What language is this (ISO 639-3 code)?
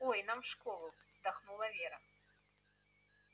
rus